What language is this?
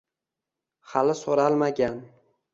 Uzbek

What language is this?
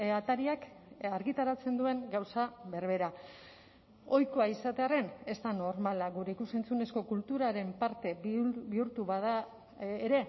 Basque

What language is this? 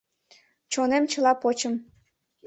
Mari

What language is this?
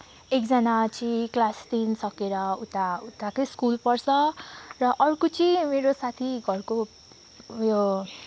Nepali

